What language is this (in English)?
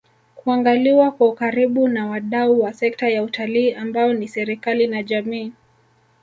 Swahili